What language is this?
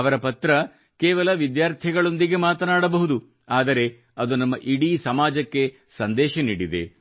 Kannada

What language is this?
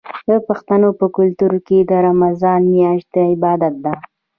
Pashto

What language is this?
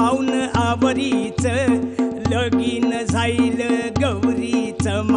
Romanian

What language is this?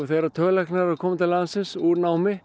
Icelandic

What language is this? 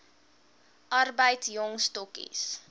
Afrikaans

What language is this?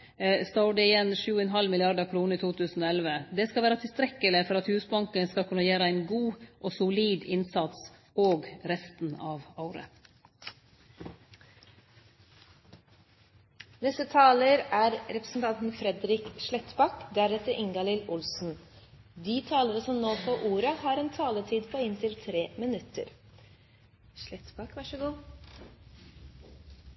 Norwegian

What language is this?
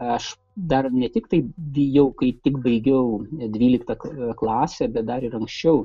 Lithuanian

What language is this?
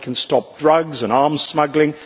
English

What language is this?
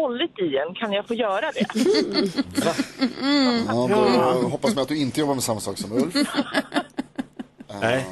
Swedish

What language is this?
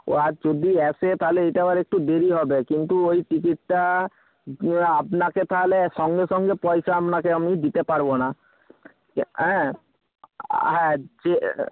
Bangla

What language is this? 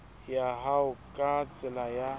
Southern Sotho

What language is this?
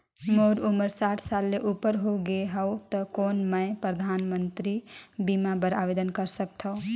Chhattisgarhi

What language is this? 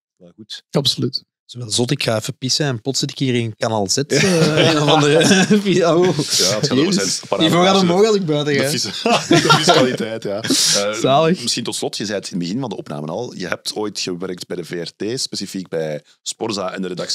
Dutch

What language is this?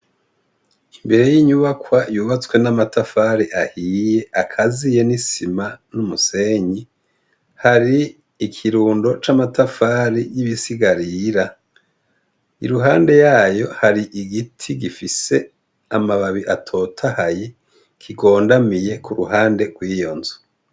Rundi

